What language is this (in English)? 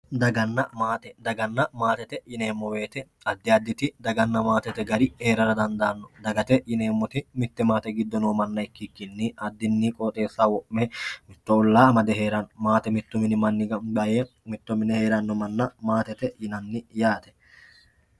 Sidamo